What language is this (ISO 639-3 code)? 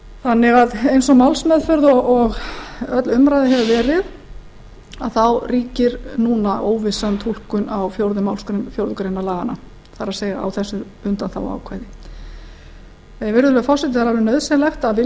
isl